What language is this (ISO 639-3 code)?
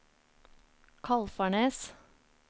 nor